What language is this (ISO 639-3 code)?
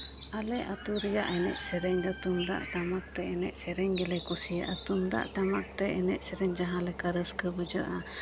sat